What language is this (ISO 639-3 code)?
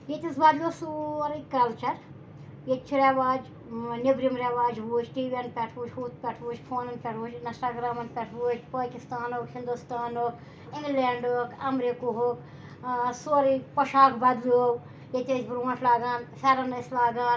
kas